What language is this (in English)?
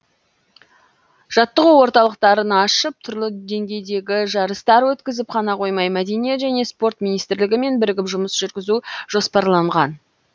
Kazakh